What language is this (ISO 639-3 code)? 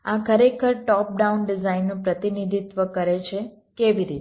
guj